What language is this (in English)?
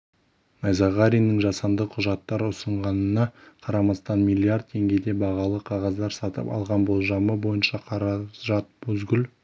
Kazakh